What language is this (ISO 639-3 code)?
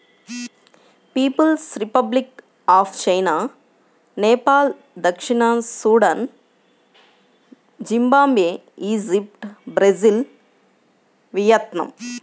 tel